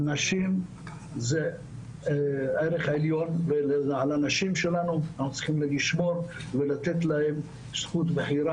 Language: Hebrew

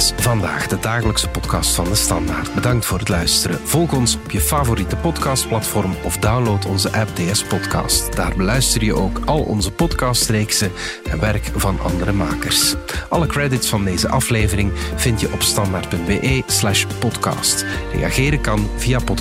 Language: Dutch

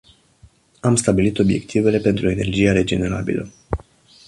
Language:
Romanian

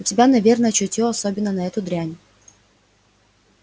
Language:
Russian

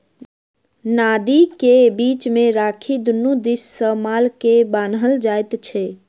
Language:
Maithili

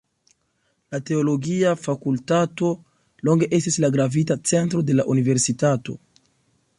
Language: Esperanto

